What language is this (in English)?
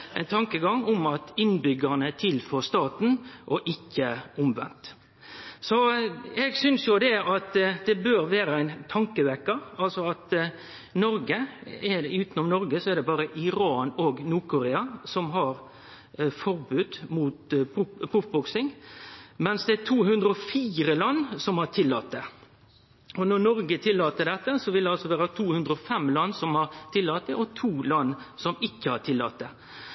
Norwegian Nynorsk